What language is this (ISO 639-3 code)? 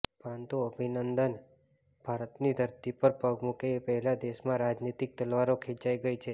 guj